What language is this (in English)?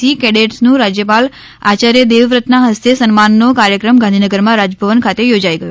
Gujarati